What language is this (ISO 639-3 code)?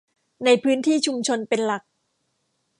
tha